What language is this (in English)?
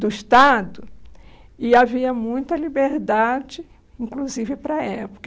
Portuguese